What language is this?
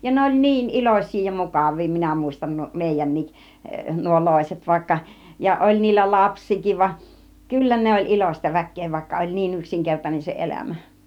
Finnish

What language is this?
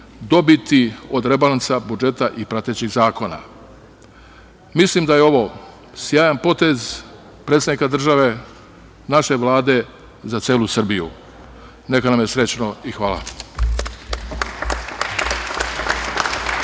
Serbian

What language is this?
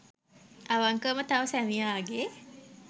Sinhala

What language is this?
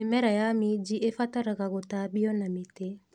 Kikuyu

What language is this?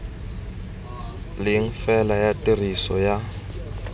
Tswana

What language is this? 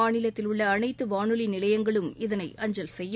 Tamil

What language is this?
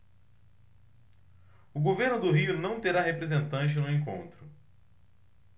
Portuguese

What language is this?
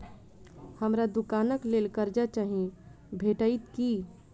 Maithili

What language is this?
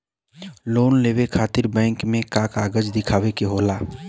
Bhojpuri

